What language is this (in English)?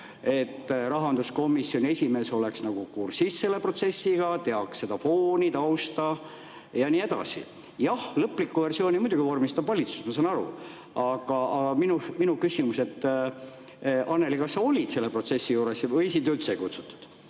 Estonian